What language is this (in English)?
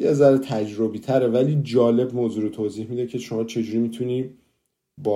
Persian